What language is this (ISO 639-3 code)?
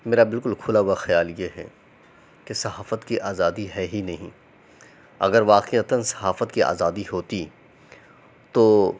urd